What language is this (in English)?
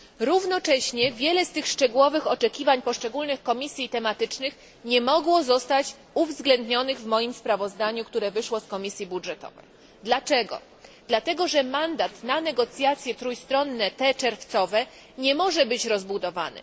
Polish